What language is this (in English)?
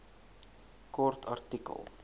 Afrikaans